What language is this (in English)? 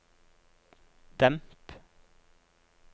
Norwegian